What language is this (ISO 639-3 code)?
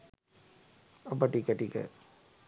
sin